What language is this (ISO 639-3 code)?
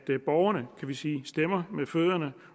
dan